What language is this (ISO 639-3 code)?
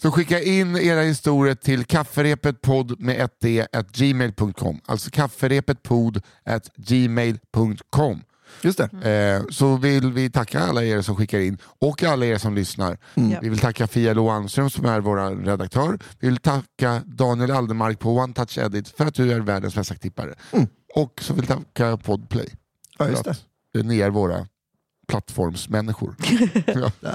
swe